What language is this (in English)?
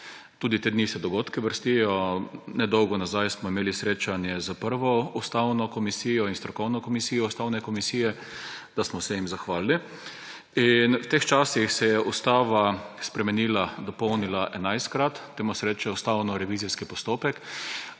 Slovenian